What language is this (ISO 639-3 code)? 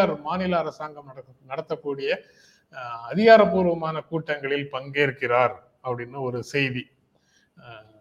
tam